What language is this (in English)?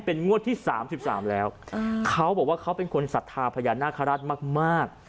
Thai